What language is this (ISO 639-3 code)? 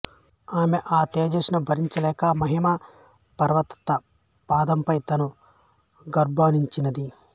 tel